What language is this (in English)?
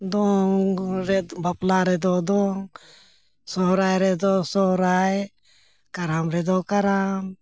Santali